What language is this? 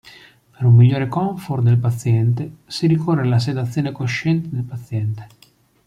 Italian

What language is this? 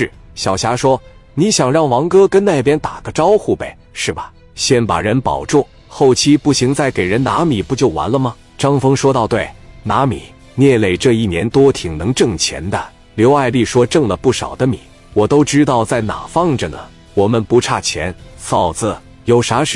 Chinese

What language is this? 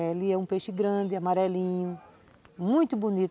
Portuguese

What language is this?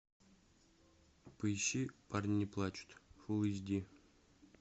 Russian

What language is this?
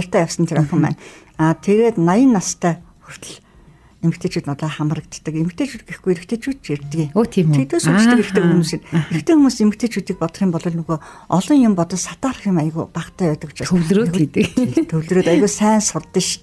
Turkish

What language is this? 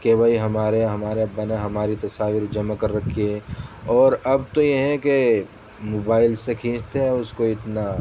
Urdu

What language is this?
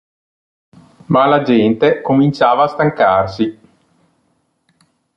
Italian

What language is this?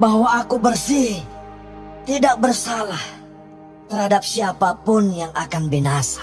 Indonesian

